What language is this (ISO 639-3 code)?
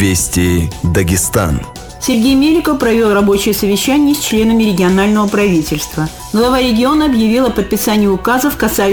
rus